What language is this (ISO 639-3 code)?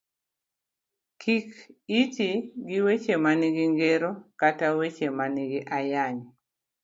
luo